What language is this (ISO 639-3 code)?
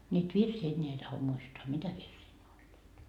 fin